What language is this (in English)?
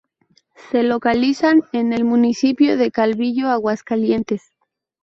Spanish